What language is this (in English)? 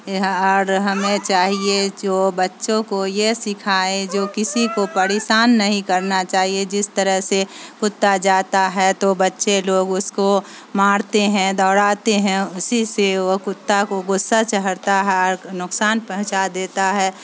Urdu